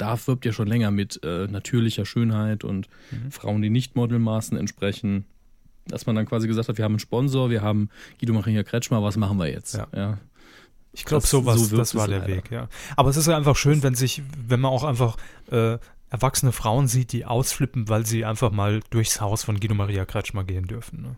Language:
German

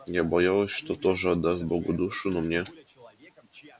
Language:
Russian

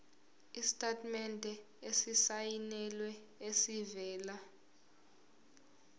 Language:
Zulu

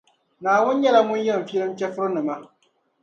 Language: Dagbani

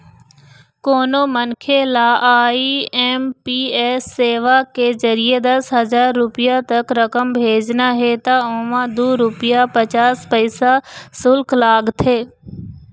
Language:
Chhattisgarhi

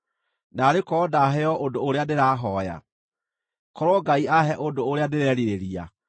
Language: Kikuyu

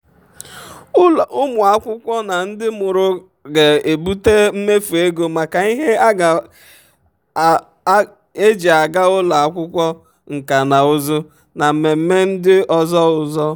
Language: Igbo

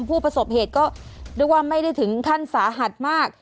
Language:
Thai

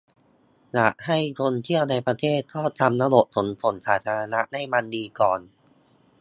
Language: Thai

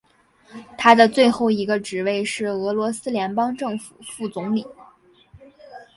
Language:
Chinese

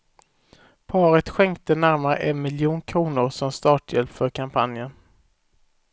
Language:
Swedish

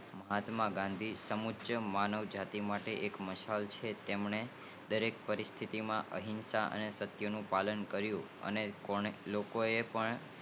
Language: Gujarati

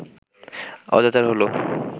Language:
Bangla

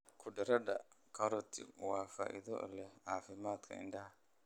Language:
Somali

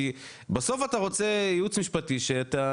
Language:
Hebrew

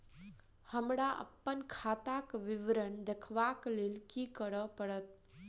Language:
Maithili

